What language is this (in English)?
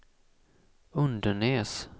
Swedish